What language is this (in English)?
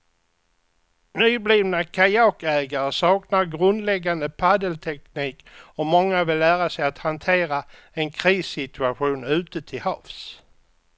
Swedish